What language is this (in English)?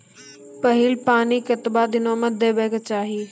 Maithili